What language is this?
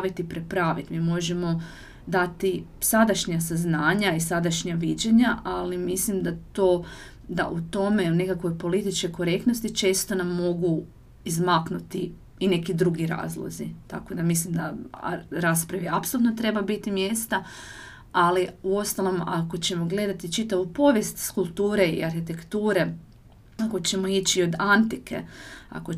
Croatian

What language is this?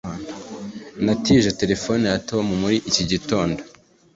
Kinyarwanda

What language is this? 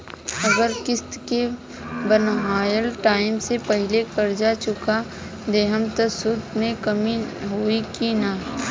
Bhojpuri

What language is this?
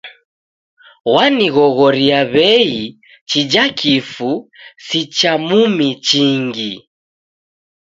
Taita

